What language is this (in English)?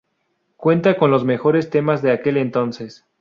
Spanish